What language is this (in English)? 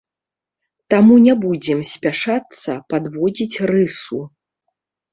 Belarusian